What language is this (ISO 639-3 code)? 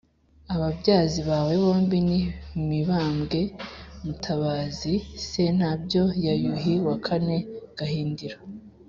kin